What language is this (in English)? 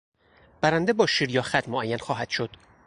Persian